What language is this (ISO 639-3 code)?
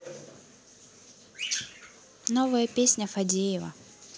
rus